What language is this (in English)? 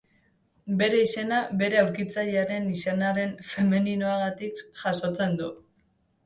Basque